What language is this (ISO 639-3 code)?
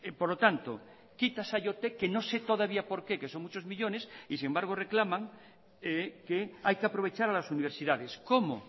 spa